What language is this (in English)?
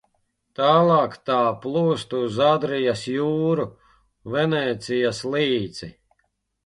Latvian